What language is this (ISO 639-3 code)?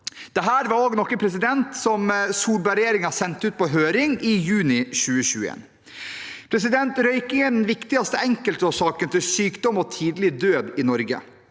nor